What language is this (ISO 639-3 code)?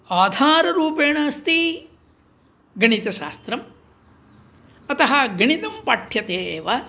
san